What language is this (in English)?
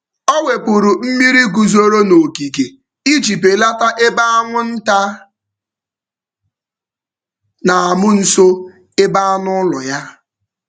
Igbo